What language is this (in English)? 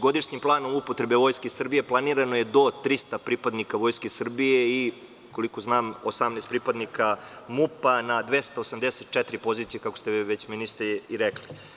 Serbian